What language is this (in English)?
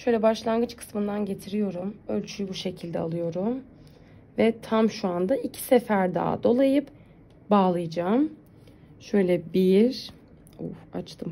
Turkish